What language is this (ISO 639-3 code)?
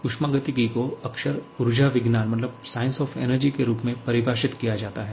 hin